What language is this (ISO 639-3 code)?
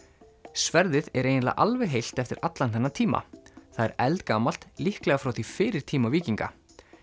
isl